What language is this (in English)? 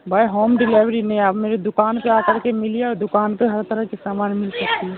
Urdu